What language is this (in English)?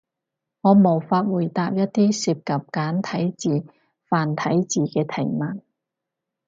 Cantonese